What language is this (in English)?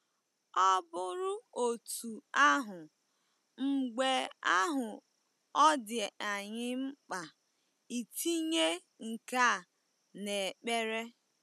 Igbo